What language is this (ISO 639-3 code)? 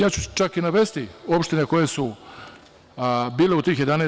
srp